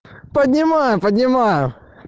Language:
Russian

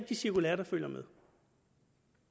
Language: Danish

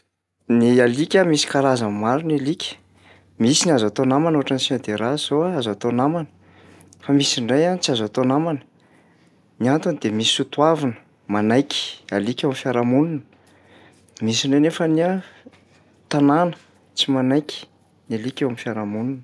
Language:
Malagasy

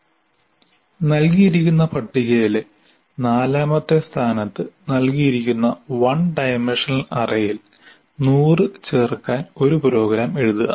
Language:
Malayalam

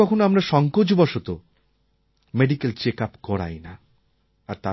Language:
Bangla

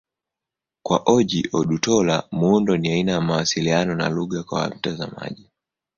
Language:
Swahili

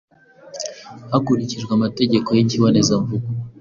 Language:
Kinyarwanda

